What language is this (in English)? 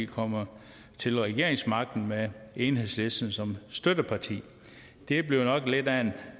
Danish